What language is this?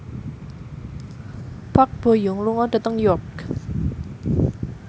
Javanese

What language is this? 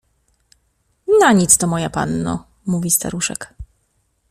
Polish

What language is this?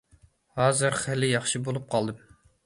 Uyghur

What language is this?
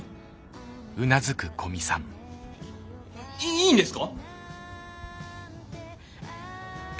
Japanese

